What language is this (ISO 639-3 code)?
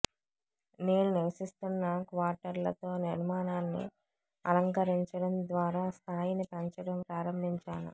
tel